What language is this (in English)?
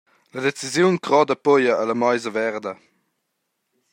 Romansh